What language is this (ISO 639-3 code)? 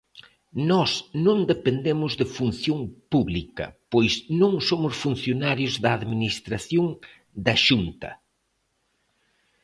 glg